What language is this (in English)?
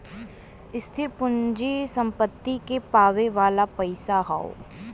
Bhojpuri